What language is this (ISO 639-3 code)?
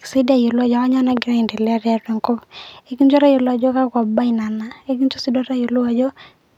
mas